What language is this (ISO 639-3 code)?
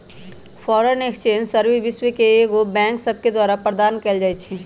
mag